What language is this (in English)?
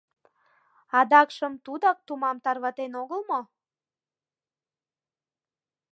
Mari